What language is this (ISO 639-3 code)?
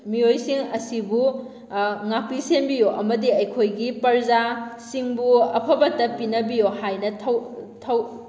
mni